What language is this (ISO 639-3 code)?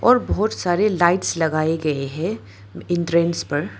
hin